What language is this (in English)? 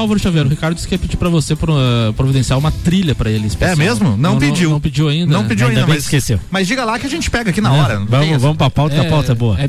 Portuguese